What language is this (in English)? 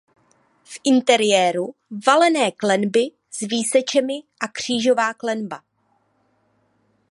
Czech